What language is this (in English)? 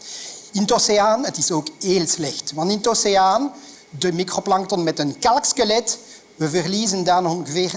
Dutch